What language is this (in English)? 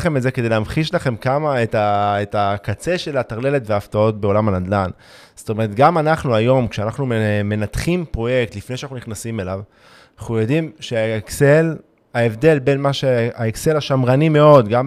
Hebrew